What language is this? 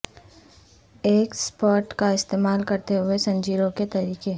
Urdu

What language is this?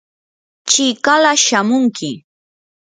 Yanahuanca Pasco Quechua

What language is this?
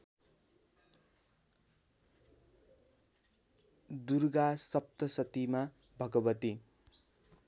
Nepali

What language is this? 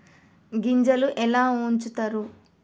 Telugu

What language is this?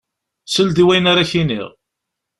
Kabyle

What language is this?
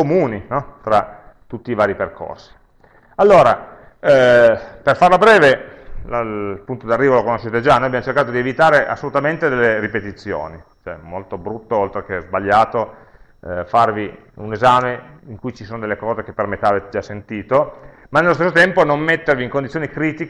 Italian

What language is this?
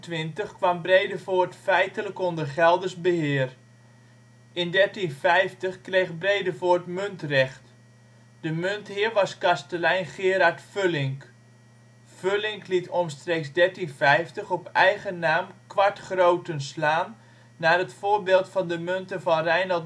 Dutch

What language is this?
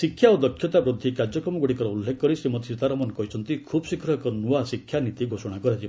Odia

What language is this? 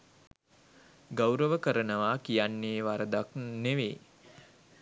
Sinhala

